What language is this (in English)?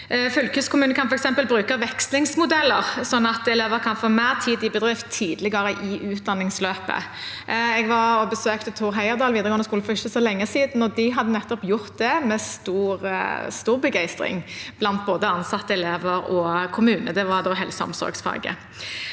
Norwegian